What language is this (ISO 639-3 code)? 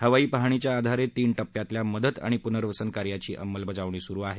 mar